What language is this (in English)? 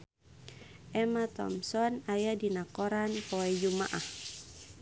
Sundanese